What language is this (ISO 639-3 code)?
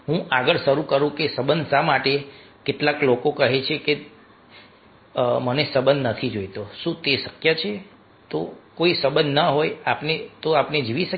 guj